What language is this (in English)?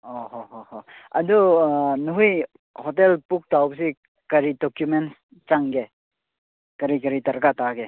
Manipuri